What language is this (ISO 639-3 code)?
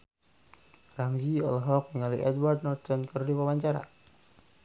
sun